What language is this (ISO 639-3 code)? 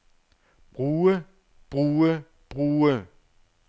dan